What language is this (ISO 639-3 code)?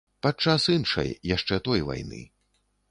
bel